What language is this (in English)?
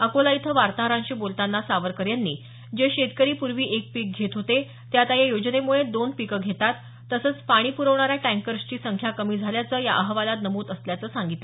Marathi